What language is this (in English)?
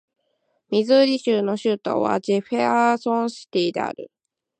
Japanese